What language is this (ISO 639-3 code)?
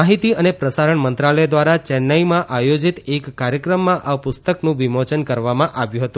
guj